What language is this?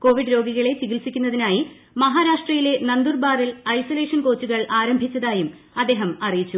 Malayalam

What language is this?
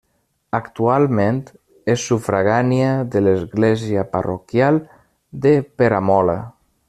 Catalan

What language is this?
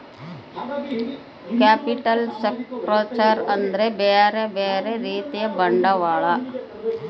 Kannada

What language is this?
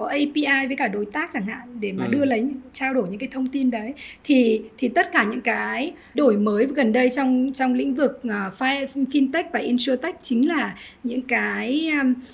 Vietnamese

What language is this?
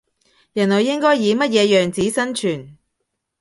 Cantonese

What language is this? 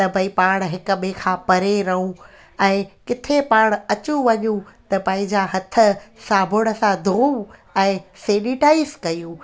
Sindhi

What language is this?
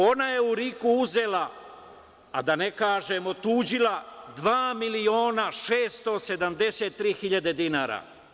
Serbian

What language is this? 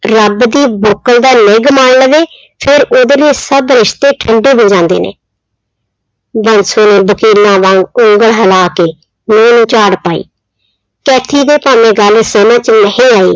Punjabi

